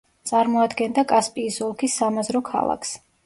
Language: Georgian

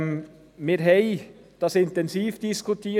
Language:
Swiss German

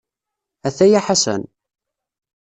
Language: Kabyle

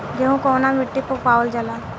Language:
Bhojpuri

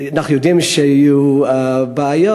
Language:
Hebrew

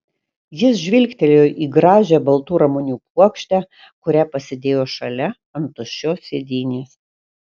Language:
Lithuanian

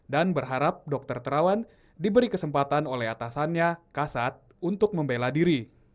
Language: Indonesian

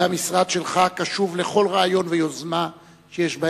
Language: Hebrew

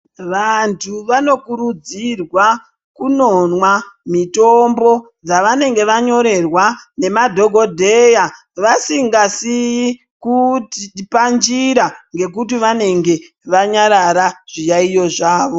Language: Ndau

